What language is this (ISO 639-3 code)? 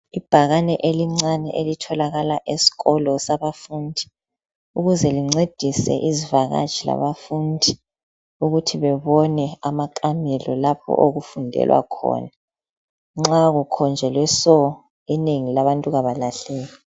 nde